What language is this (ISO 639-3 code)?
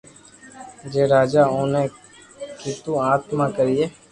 lrk